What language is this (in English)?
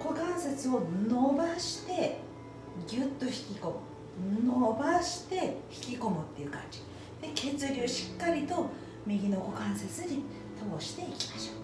Japanese